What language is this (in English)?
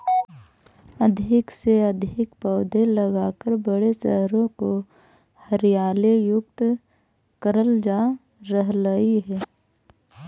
Magahi